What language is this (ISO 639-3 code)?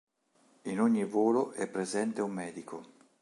ita